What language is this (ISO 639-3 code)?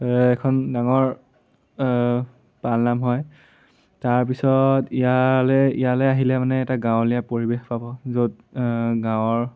asm